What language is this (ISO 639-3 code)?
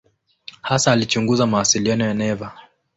swa